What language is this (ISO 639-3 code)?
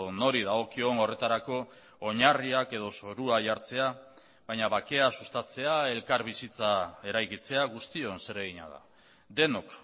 eus